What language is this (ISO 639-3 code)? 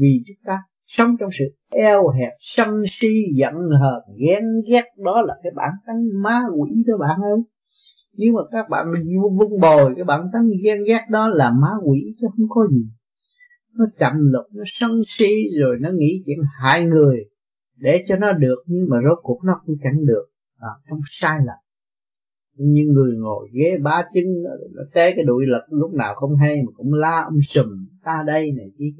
vie